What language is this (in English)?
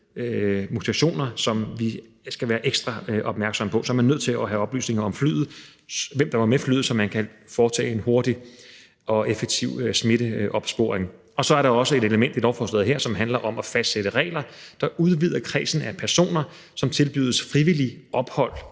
Danish